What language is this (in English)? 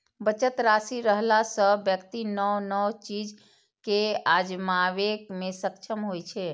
Maithili